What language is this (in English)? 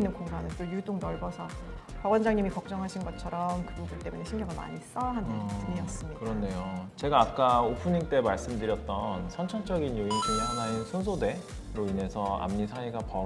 Korean